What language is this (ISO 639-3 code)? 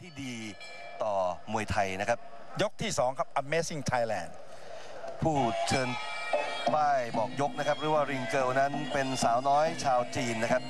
tha